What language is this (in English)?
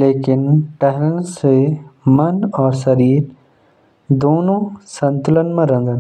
Jaunsari